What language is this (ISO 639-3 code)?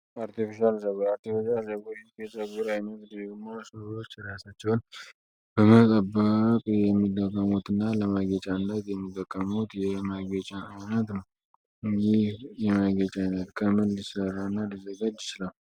amh